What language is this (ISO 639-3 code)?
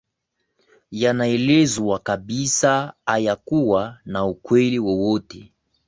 swa